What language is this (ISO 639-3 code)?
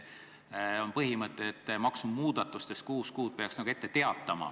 est